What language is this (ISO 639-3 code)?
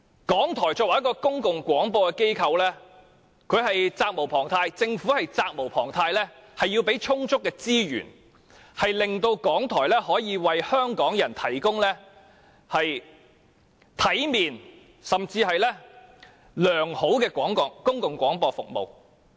yue